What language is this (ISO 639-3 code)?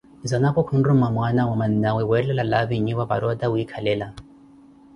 eko